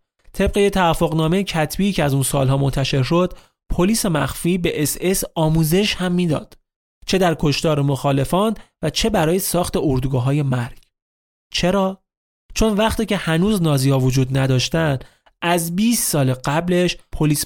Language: Persian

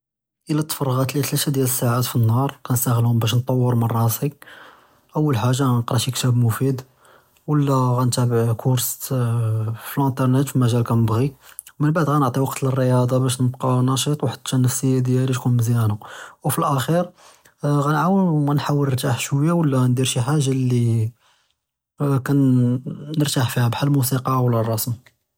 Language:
Judeo-Arabic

